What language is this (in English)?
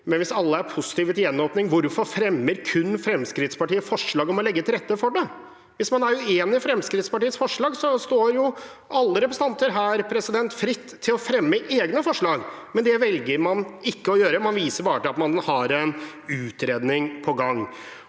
Norwegian